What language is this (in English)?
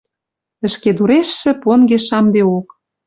Western Mari